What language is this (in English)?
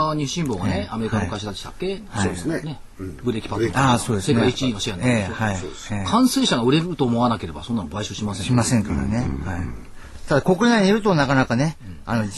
Japanese